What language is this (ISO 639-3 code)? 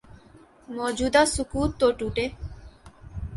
urd